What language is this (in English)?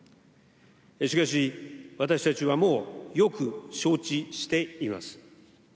Japanese